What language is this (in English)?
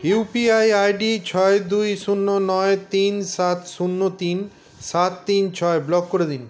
Bangla